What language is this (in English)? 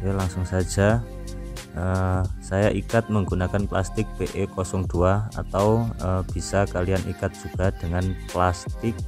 Indonesian